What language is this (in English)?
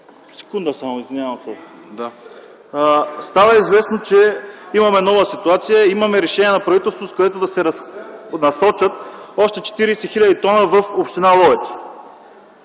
Bulgarian